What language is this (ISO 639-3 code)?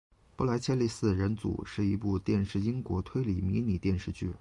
zho